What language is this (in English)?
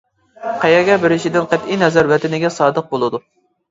Uyghur